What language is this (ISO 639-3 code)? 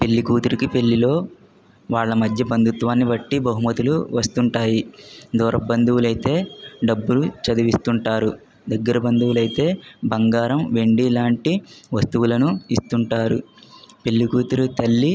tel